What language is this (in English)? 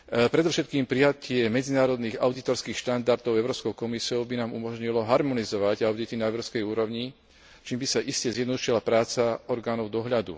Slovak